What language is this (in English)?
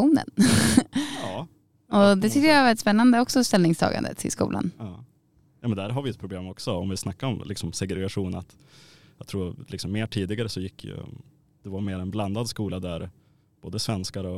Swedish